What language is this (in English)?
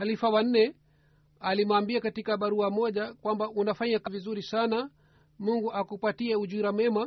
Swahili